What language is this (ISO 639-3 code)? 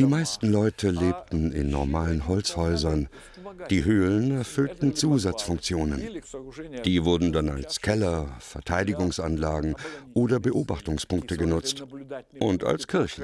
deu